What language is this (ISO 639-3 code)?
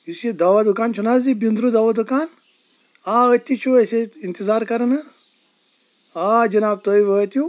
kas